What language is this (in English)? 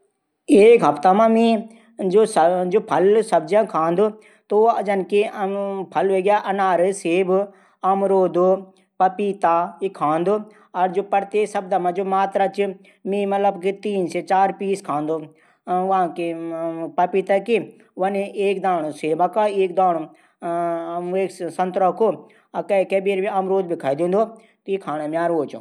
Garhwali